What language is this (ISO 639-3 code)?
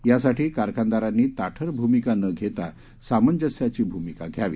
mar